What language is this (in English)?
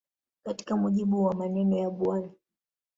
Swahili